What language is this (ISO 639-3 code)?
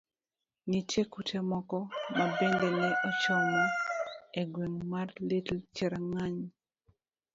luo